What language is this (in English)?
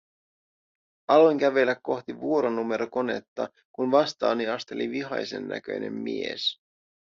Finnish